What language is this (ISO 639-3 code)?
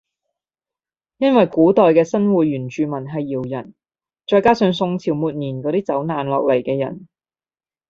yue